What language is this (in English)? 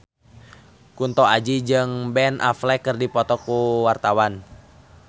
Sundanese